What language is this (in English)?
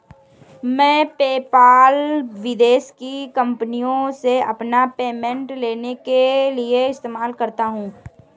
Hindi